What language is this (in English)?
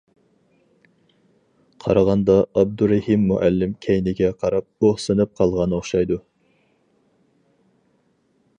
Uyghur